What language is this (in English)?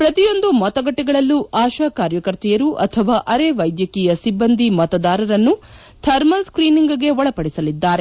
Kannada